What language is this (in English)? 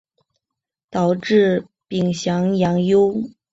Chinese